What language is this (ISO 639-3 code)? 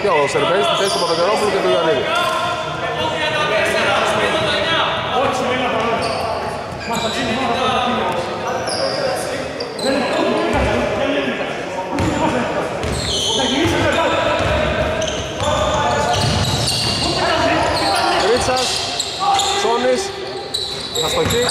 ell